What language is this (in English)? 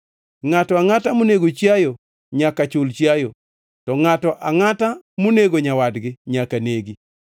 Luo (Kenya and Tanzania)